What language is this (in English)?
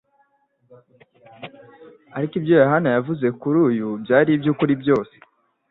Kinyarwanda